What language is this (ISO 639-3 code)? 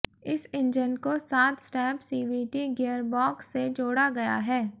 hin